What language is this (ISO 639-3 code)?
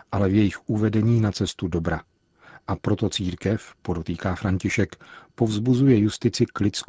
ces